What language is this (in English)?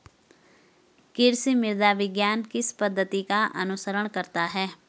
Hindi